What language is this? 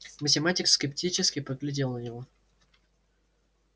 Russian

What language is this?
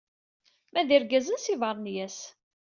Kabyle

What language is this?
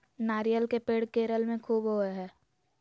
Magahi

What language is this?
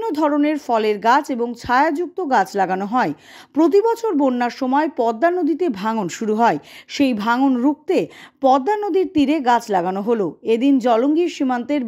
Hindi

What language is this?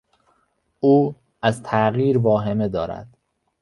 Persian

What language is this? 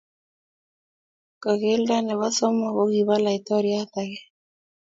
Kalenjin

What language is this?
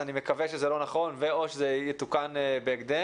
Hebrew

